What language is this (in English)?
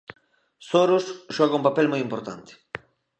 Galician